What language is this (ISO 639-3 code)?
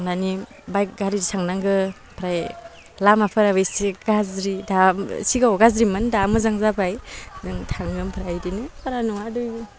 brx